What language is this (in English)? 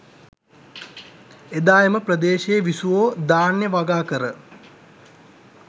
Sinhala